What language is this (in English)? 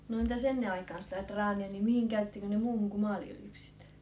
Finnish